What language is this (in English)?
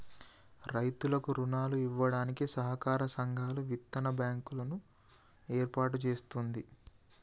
Telugu